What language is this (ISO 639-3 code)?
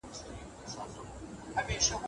pus